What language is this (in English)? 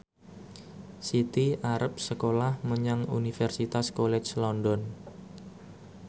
Javanese